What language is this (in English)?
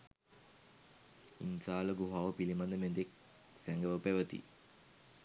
Sinhala